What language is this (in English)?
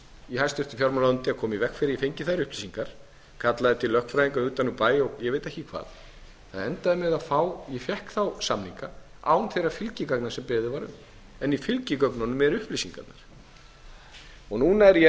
Icelandic